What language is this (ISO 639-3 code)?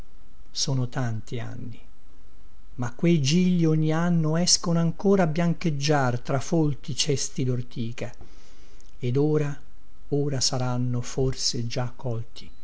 ita